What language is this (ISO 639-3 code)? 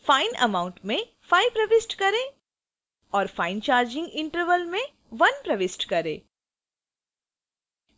hin